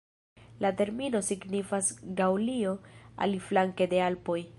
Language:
Esperanto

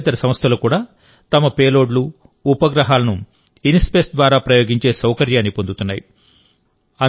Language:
Telugu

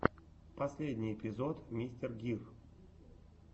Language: Russian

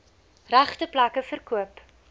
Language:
Afrikaans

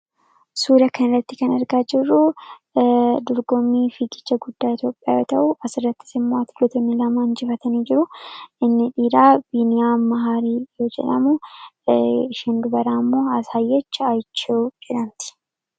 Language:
Oromo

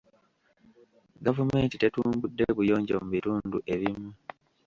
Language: Ganda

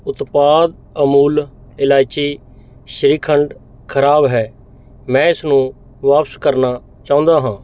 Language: Punjabi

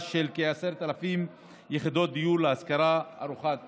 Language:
Hebrew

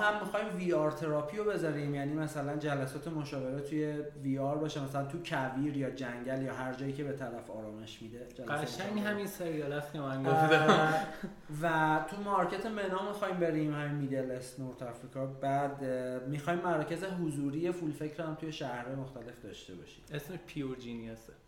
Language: Persian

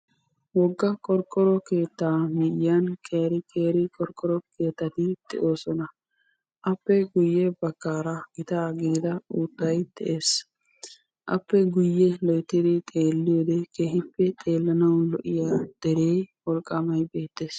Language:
Wolaytta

